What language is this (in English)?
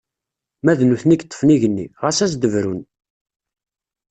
Kabyle